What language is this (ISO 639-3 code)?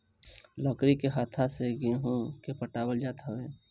bho